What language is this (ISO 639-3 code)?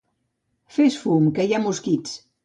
cat